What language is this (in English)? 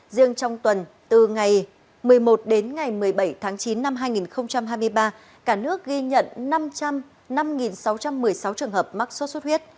Vietnamese